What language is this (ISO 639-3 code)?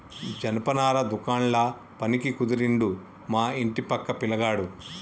tel